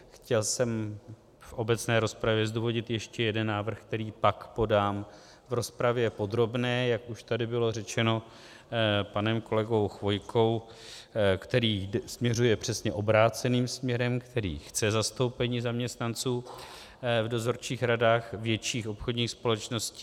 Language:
Czech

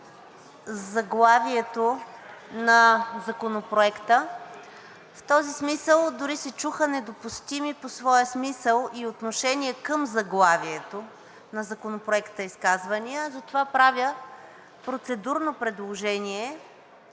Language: Bulgarian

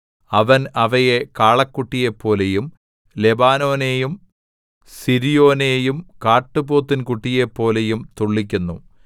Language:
Malayalam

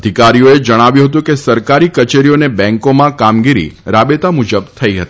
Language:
Gujarati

